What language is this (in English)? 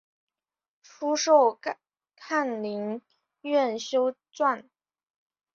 Chinese